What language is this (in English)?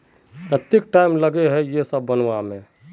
Magahi